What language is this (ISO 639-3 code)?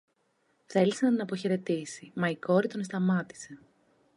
ell